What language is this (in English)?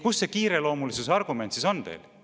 Estonian